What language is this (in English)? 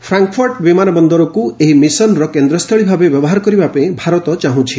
Odia